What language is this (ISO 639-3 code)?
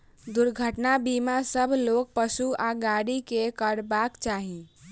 mai